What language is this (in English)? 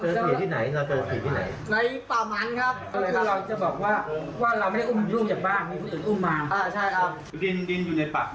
Thai